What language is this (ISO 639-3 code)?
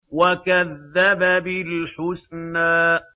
ara